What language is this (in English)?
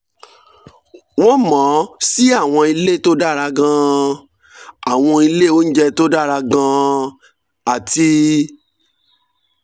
Yoruba